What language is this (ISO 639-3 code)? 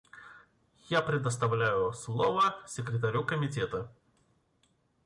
rus